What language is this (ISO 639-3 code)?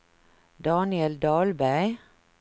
swe